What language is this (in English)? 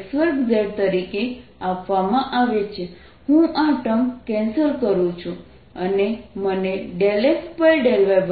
Gujarati